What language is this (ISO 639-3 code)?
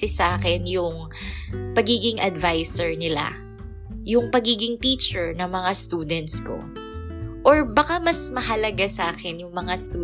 fil